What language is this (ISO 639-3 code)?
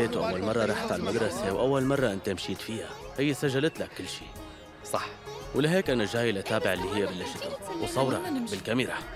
ara